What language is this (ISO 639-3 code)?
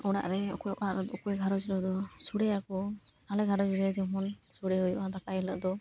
sat